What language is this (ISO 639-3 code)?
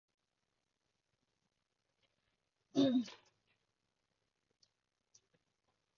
yue